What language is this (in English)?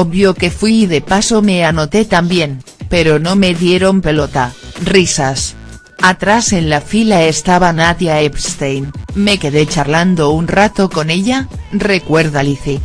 Spanish